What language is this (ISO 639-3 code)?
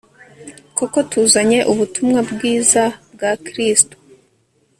kin